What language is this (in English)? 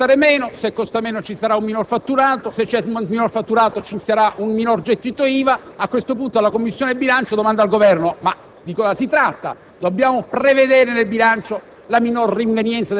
Italian